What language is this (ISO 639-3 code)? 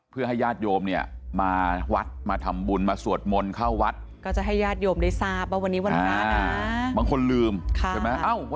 tha